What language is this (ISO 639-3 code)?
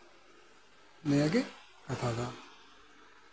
sat